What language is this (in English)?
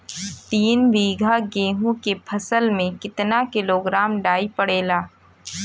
Bhojpuri